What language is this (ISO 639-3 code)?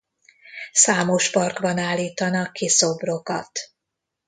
hun